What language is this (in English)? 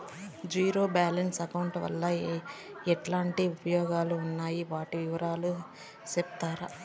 Telugu